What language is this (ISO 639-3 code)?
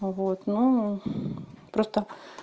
rus